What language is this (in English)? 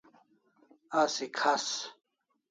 Kalasha